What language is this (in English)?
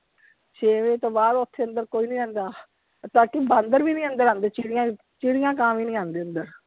Punjabi